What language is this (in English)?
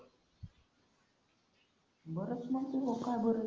Marathi